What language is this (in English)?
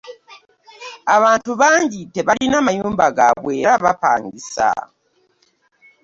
Ganda